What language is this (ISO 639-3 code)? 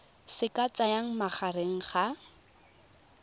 tsn